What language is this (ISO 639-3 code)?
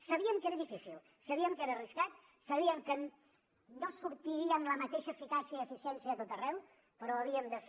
cat